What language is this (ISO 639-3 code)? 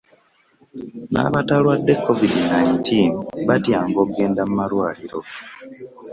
lug